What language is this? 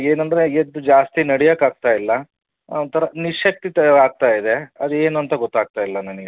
Kannada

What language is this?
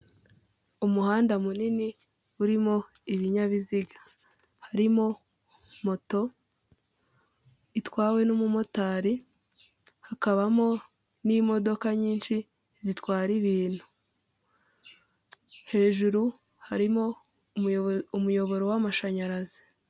Kinyarwanda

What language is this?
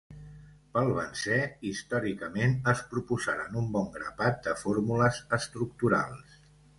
Catalan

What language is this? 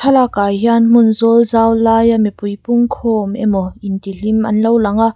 Mizo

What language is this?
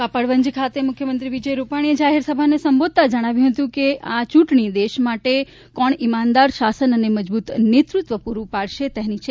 Gujarati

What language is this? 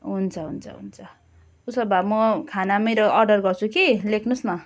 Nepali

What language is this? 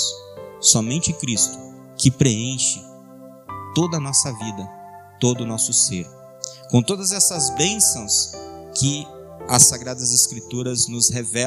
Portuguese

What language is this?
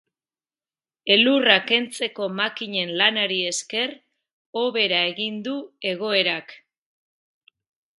Basque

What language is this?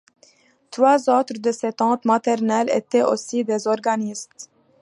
French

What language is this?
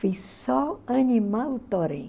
Portuguese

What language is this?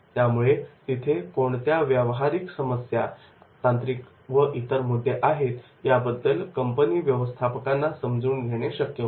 Marathi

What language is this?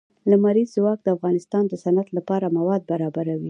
Pashto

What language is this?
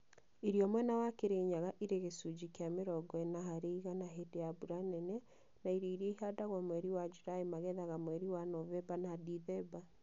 Kikuyu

